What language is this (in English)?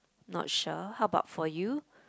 English